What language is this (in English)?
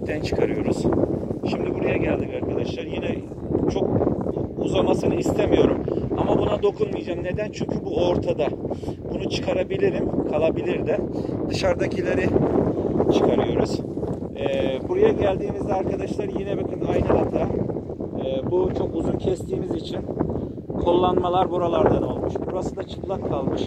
Turkish